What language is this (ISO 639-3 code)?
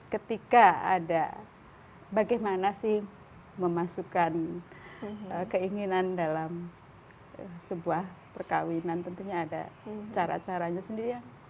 ind